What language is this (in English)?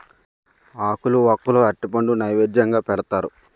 Telugu